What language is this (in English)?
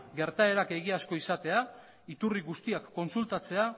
Basque